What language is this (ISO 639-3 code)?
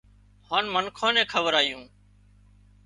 kxp